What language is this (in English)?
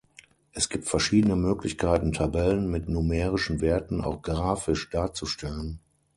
German